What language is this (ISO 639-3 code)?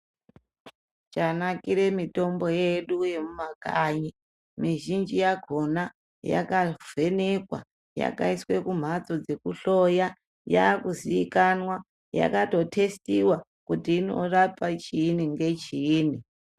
ndc